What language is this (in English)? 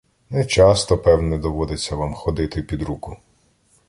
Ukrainian